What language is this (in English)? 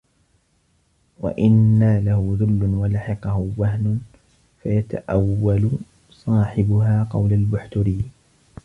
Arabic